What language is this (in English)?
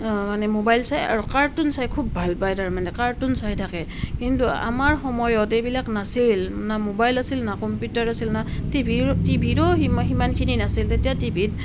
Assamese